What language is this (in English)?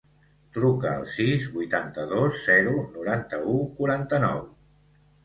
Catalan